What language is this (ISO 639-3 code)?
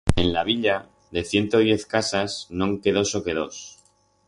arg